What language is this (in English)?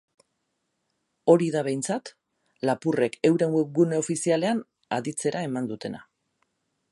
Basque